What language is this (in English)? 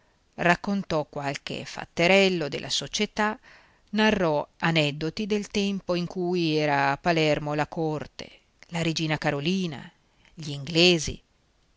Italian